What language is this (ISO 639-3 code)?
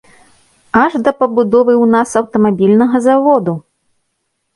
bel